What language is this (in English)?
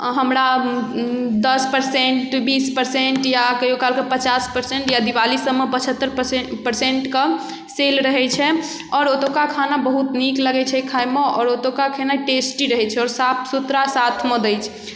Maithili